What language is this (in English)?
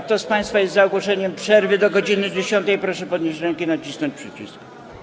Polish